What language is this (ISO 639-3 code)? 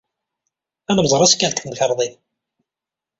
kab